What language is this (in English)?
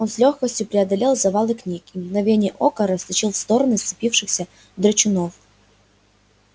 Russian